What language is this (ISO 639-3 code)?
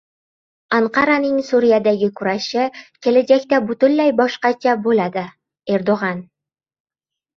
uzb